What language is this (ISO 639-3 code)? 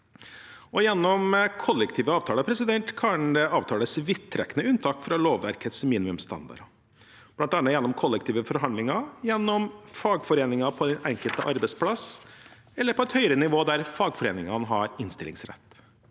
nor